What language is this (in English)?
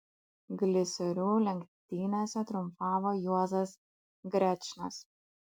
Lithuanian